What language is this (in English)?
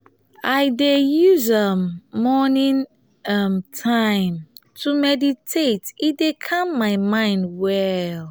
Nigerian Pidgin